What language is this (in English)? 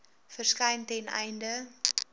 Afrikaans